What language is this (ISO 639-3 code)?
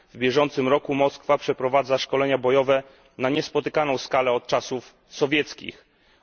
pol